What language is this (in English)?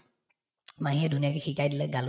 Assamese